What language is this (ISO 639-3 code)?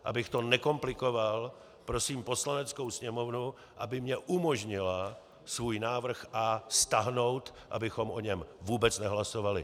ces